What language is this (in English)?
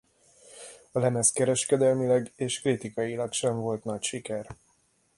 Hungarian